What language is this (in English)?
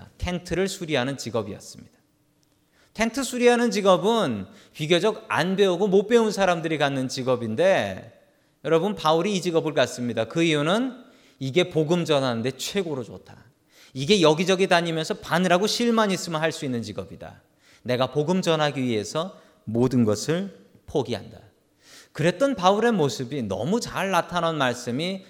Korean